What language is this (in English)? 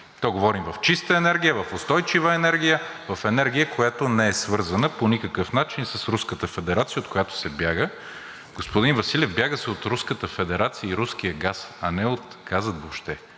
Bulgarian